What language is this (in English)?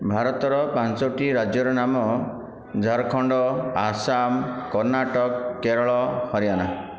Odia